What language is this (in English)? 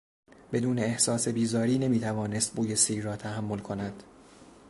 Persian